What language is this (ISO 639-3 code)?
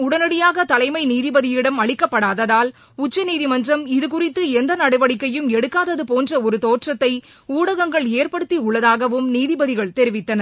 tam